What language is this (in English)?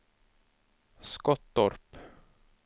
Swedish